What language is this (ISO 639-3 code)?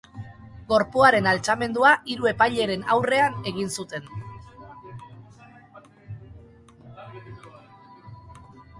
eus